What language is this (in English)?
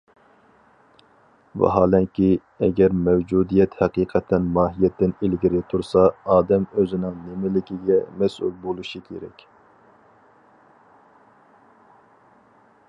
Uyghur